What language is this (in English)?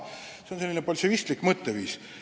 Estonian